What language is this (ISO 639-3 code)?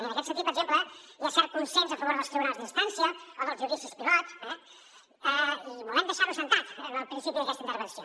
cat